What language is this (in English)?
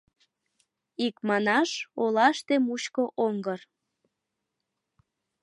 Mari